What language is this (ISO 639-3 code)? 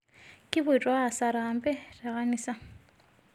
mas